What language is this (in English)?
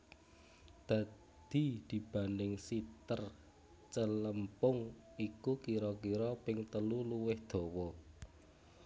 Javanese